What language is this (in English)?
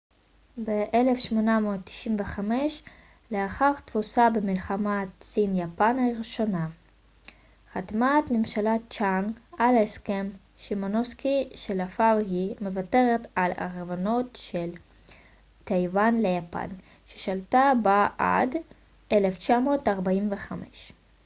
Hebrew